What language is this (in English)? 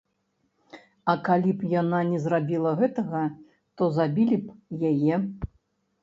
Belarusian